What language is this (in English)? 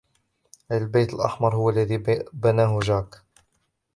Arabic